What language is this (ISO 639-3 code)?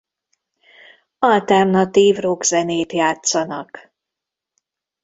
hun